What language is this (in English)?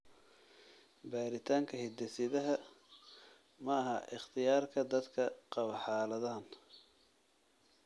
Somali